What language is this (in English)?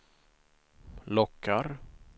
Swedish